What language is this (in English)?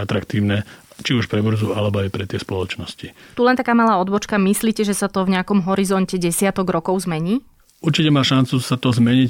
Slovak